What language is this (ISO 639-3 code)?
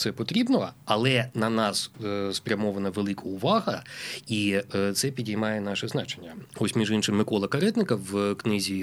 ukr